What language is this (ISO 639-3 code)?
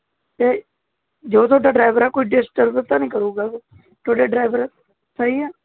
pan